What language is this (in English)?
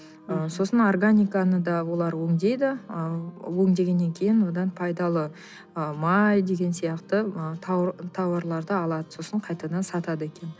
Kazakh